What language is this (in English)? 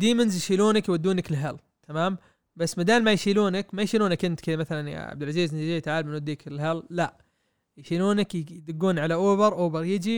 Arabic